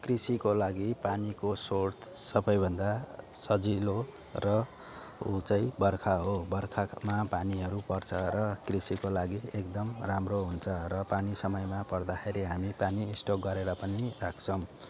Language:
Nepali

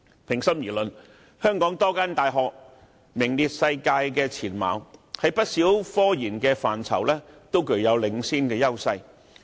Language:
Cantonese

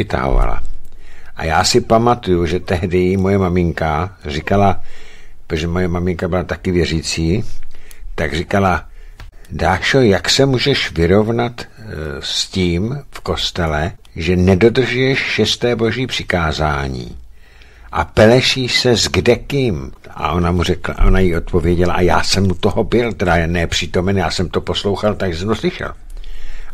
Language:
Czech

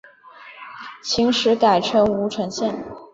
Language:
Chinese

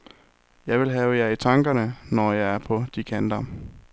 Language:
Danish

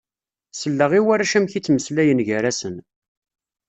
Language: Kabyle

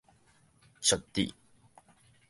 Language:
Min Nan Chinese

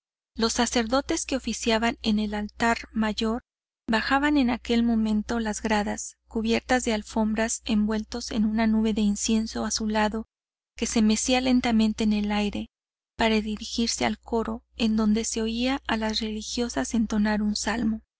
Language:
Spanish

